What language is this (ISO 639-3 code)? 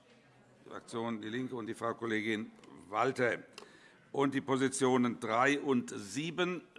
deu